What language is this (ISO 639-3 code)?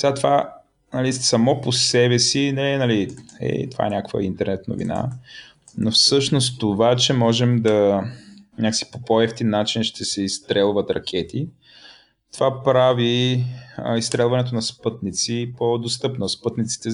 bul